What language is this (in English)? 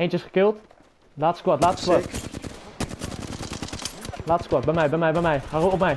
Dutch